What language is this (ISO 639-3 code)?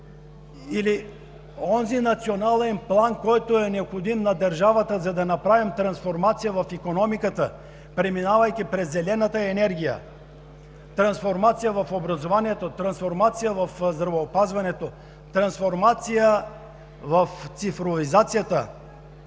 bul